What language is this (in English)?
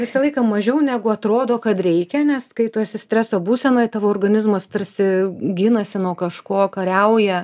Lithuanian